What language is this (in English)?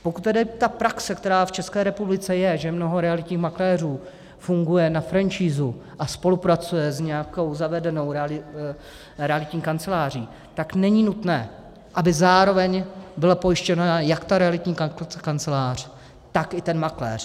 Czech